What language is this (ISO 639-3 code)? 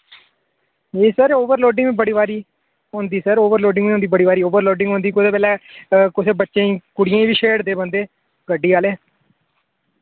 doi